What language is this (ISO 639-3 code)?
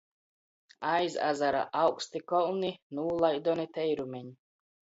ltg